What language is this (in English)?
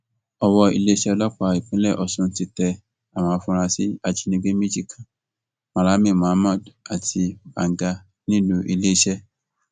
Yoruba